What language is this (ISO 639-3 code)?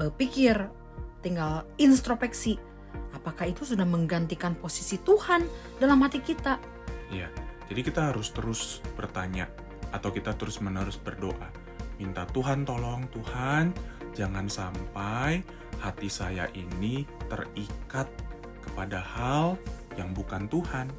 ind